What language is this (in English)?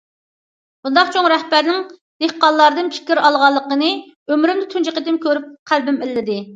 Uyghur